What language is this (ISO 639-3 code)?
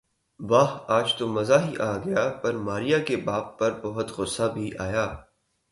urd